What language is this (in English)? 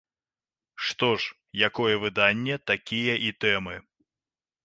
Belarusian